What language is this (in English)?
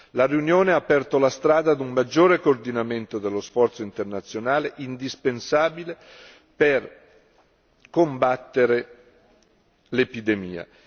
Italian